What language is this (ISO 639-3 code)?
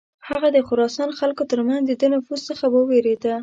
pus